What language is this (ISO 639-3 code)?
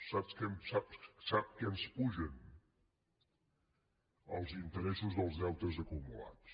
cat